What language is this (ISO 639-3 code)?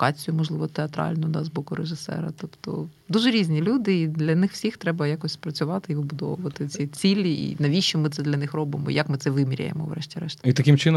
ukr